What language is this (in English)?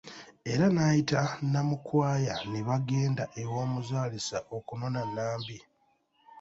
Ganda